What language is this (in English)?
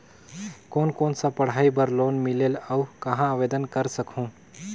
Chhattisgarhi